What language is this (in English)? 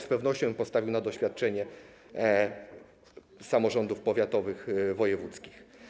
Polish